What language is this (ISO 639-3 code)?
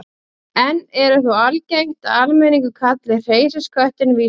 isl